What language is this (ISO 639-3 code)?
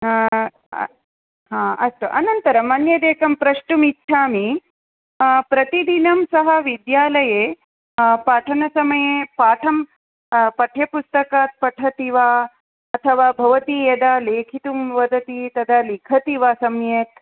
san